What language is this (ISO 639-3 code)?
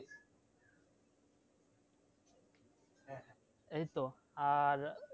ben